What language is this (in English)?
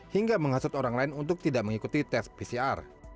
Indonesian